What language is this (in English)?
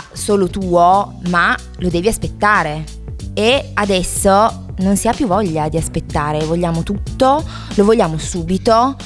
Italian